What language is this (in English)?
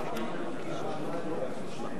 Hebrew